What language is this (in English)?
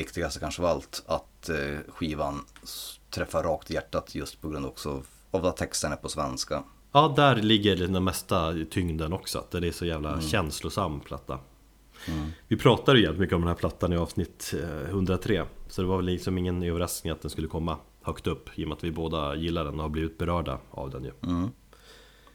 Swedish